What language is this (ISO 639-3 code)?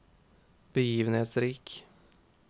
nor